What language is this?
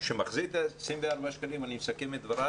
Hebrew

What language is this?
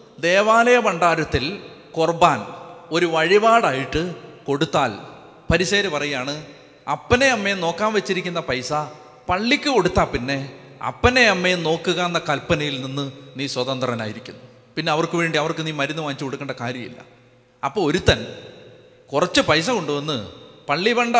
Malayalam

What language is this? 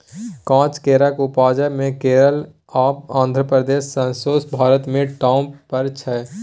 Maithili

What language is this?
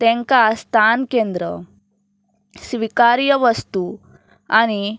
Konkani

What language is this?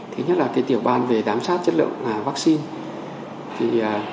Vietnamese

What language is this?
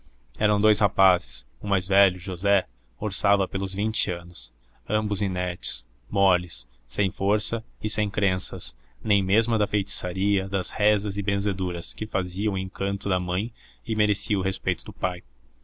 Portuguese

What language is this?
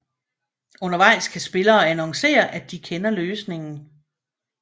Danish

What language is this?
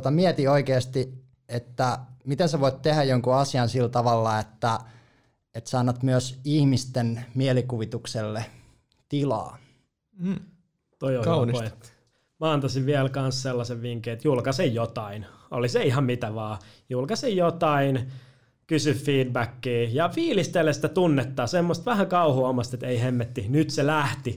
Finnish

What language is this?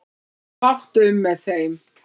Icelandic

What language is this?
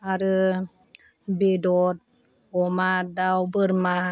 Bodo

